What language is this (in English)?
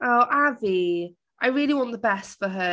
Welsh